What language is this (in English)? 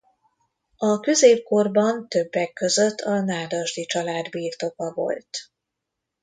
Hungarian